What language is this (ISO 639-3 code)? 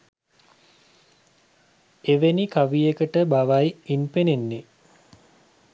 sin